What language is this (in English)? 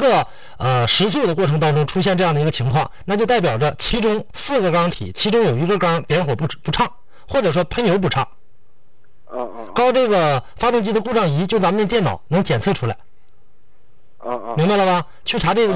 Chinese